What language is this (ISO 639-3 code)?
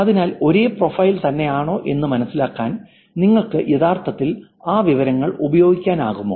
mal